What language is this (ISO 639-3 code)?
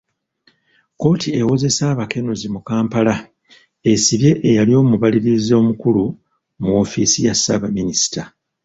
lug